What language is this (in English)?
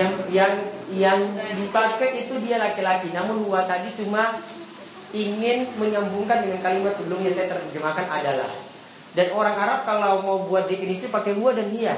Indonesian